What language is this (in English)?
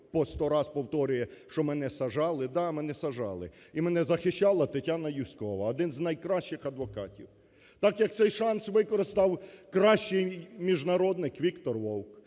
Ukrainian